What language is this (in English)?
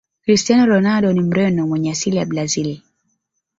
Swahili